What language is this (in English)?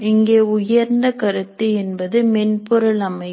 Tamil